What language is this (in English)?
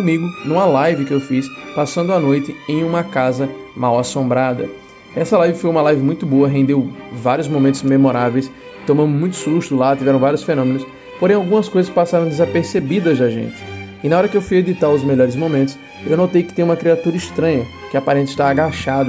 Portuguese